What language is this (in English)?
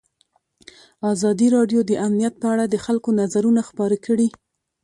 Pashto